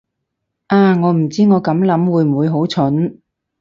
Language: Cantonese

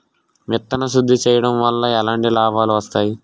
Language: Telugu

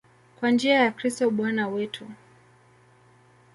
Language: Swahili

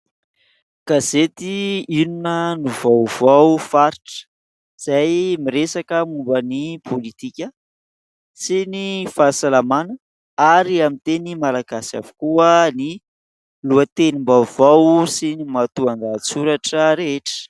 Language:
Malagasy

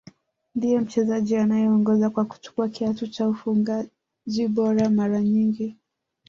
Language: Swahili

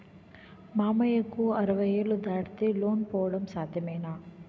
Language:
Telugu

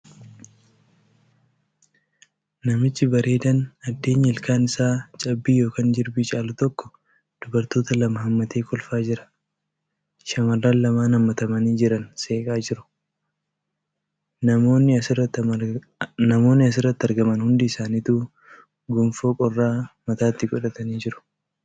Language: Oromo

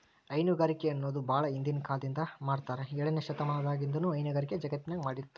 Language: Kannada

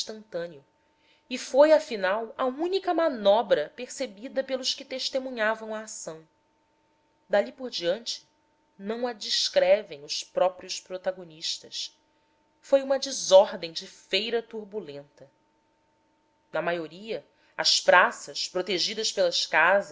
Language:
Portuguese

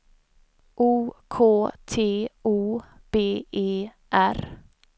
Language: Swedish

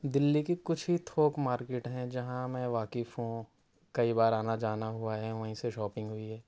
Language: Urdu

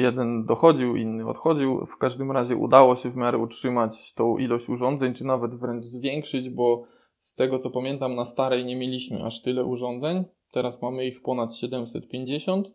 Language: Polish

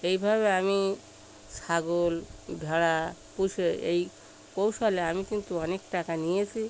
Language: Bangla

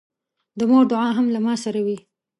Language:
Pashto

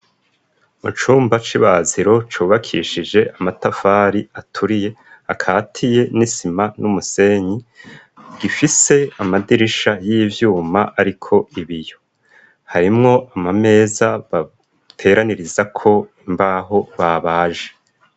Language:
Rundi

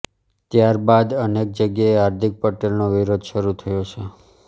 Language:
Gujarati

